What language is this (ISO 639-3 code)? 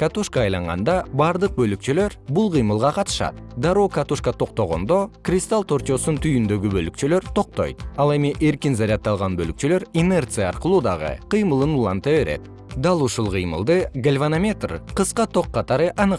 kir